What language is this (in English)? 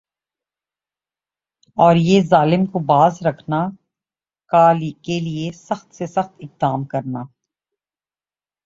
Urdu